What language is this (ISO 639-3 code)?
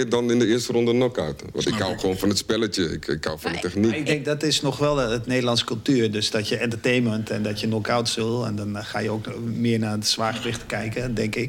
nld